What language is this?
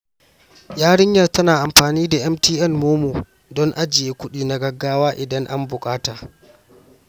Hausa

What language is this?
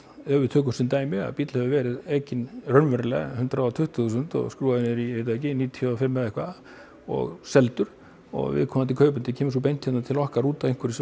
Icelandic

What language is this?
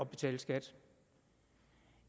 Danish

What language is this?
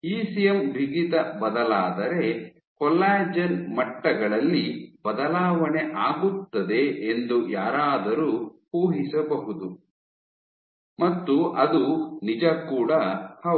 Kannada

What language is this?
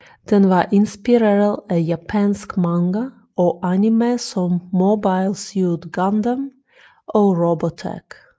Danish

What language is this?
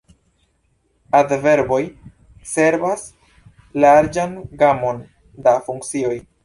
Esperanto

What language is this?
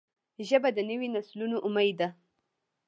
Pashto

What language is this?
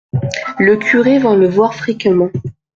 French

